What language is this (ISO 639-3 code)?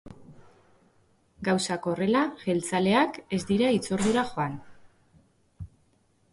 eus